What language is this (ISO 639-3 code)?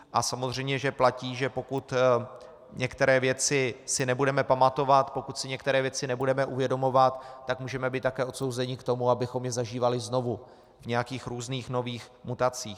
ces